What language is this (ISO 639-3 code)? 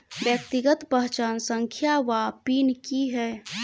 mai